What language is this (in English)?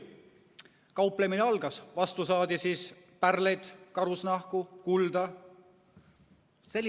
Estonian